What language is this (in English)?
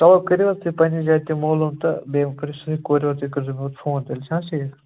Kashmiri